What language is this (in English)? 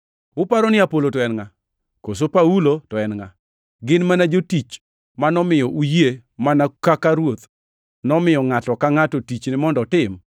Luo (Kenya and Tanzania)